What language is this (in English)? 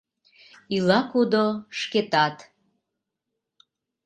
Mari